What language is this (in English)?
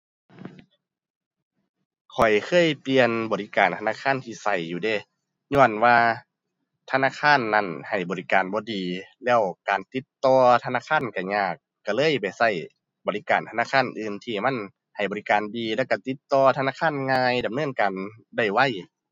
Thai